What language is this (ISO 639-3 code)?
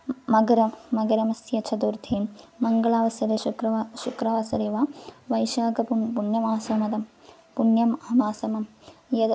san